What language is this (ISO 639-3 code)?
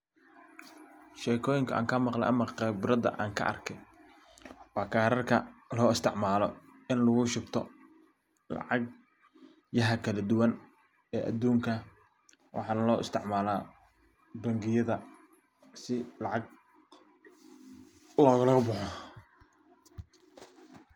som